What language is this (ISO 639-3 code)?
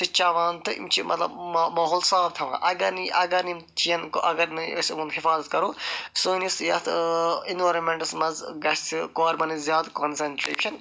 kas